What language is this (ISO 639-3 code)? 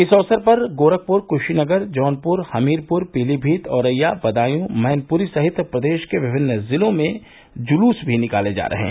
hin